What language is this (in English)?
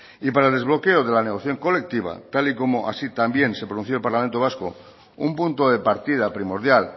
Spanish